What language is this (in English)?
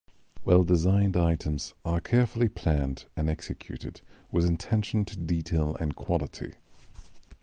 English